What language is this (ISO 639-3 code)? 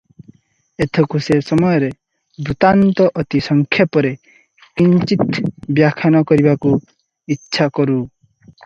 ori